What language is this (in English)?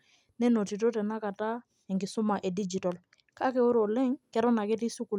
Masai